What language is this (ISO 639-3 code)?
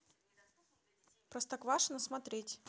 rus